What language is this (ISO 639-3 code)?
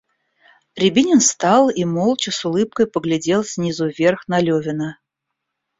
rus